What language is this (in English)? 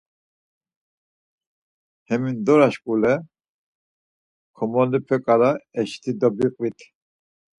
Laz